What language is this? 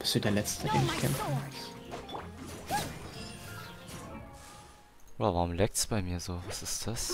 German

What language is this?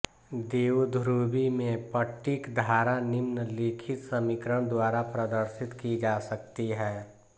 Hindi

